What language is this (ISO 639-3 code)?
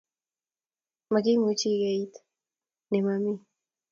kln